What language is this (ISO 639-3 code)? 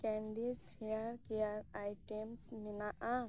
sat